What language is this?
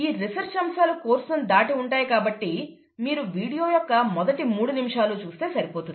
Telugu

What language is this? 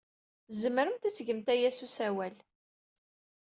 Kabyle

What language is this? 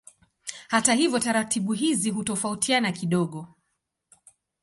Swahili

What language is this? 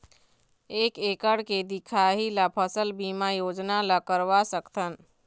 Chhattisgarhi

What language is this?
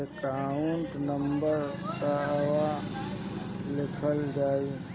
Bhojpuri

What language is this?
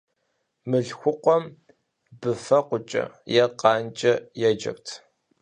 Kabardian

